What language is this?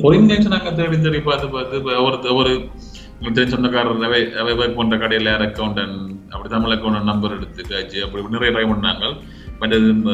Tamil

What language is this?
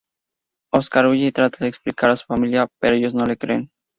Spanish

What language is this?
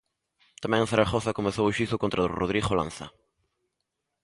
Galician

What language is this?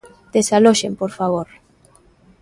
Galician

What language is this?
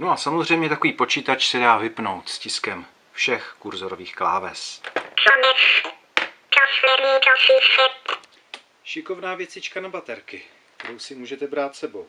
Czech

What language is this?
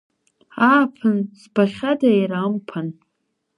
Abkhazian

